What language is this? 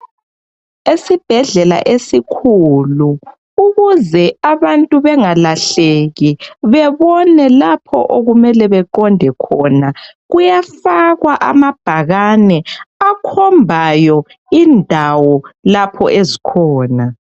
North Ndebele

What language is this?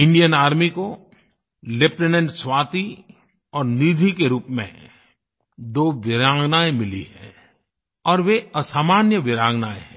Hindi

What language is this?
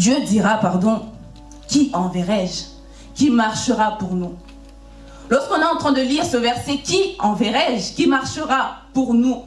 French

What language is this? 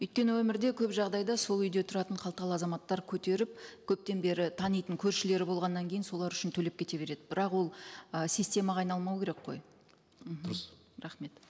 Kazakh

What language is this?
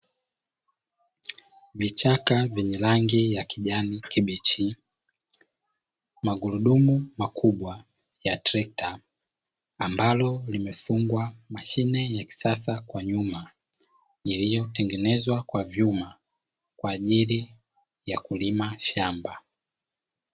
Swahili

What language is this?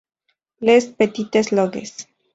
Spanish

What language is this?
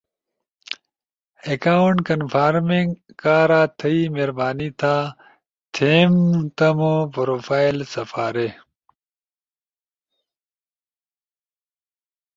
Ushojo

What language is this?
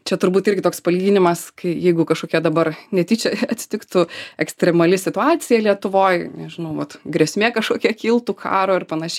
Lithuanian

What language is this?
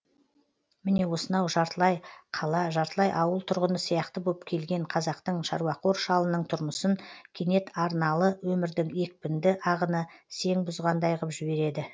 Kazakh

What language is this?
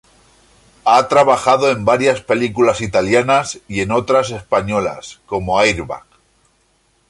Spanish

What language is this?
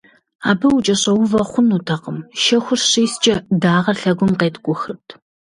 Kabardian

